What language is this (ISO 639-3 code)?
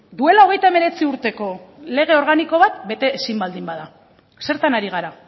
eus